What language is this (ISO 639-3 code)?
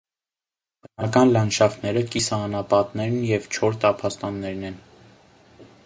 hye